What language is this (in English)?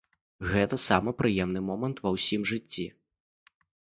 Belarusian